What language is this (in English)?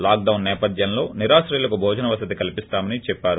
Telugu